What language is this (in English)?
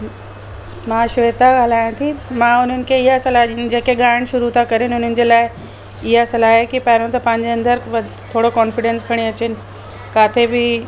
Sindhi